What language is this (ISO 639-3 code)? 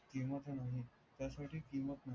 mar